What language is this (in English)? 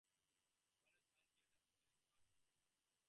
English